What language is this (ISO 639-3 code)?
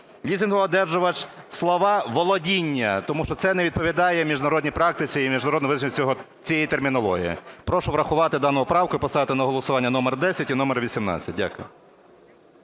ukr